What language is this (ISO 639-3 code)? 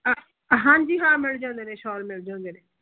pan